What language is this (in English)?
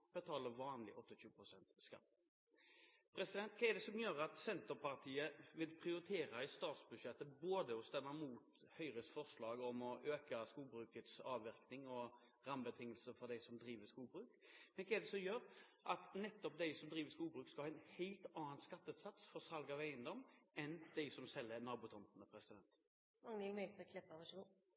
Norwegian Bokmål